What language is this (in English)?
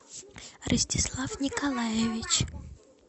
Russian